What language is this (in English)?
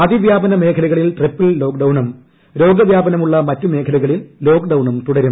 Malayalam